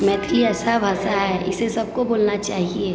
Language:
Maithili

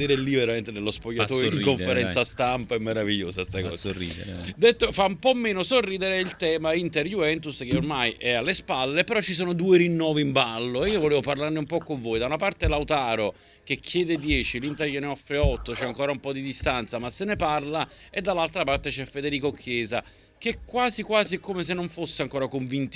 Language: Italian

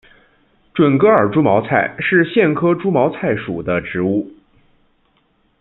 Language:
Chinese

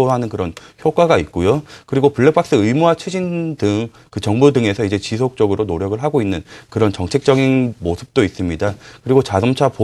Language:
Korean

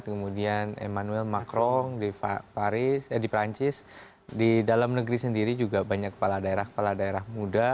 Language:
Indonesian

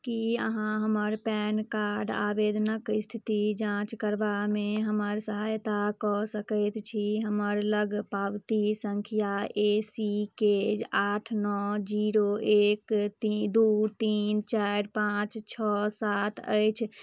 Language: Maithili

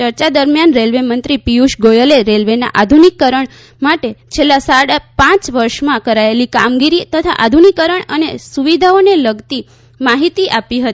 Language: Gujarati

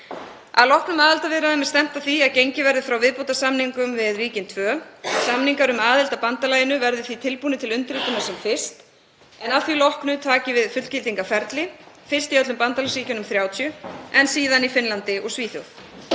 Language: Icelandic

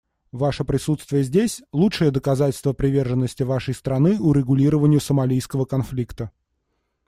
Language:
Russian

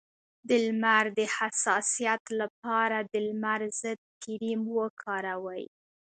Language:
Pashto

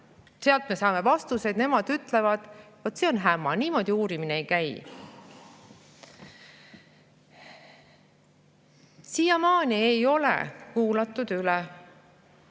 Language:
Estonian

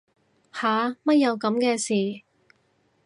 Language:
Cantonese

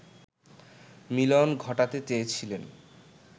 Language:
Bangla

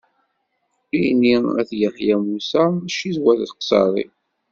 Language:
Kabyle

